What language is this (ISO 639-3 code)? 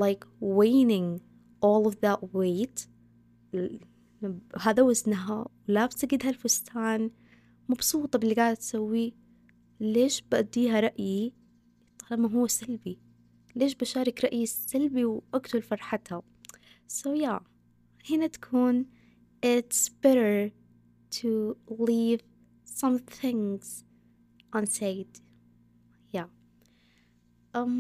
ara